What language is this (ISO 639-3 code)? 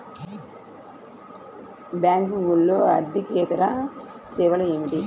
tel